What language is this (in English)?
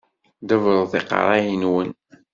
Kabyle